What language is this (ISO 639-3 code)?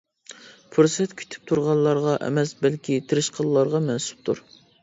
uig